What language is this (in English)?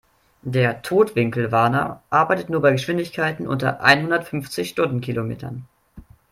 German